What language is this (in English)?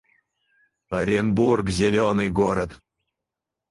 Russian